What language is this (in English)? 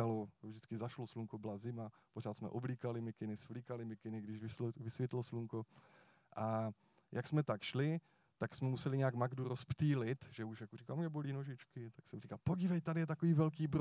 Czech